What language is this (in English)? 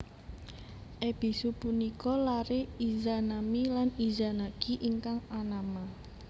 Javanese